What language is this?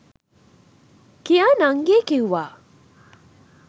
Sinhala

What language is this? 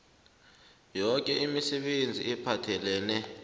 South Ndebele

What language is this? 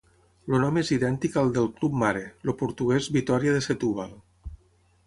Catalan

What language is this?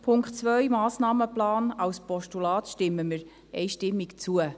Swiss German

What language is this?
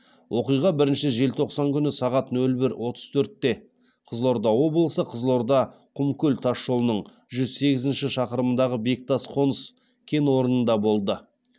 Kazakh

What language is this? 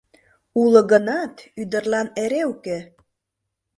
Mari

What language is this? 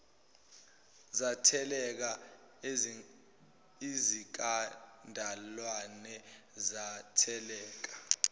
Zulu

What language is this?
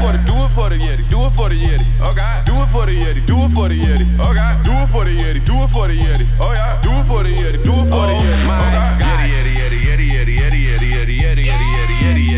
English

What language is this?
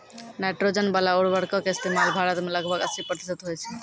Maithili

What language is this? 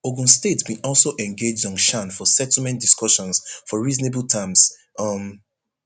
Nigerian Pidgin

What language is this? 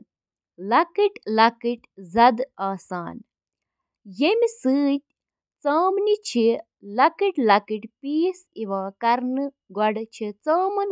Kashmiri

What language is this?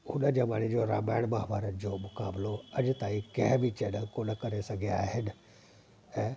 Sindhi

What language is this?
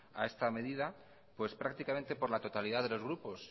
Spanish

